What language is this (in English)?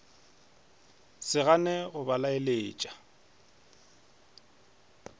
Northern Sotho